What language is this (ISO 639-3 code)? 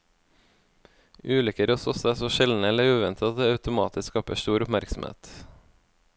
nor